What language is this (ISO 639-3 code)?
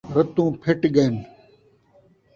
skr